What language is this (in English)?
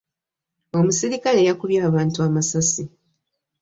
Ganda